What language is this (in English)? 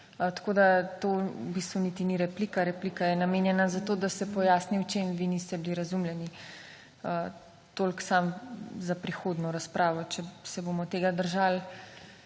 Slovenian